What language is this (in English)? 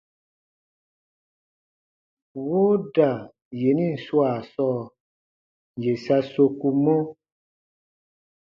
Baatonum